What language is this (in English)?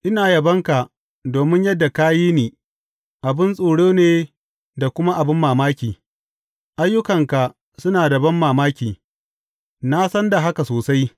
Hausa